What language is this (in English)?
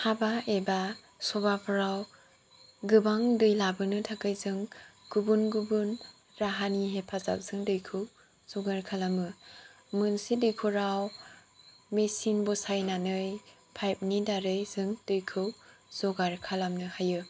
Bodo